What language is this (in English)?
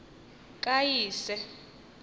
Xhosa